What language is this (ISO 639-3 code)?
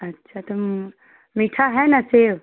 hin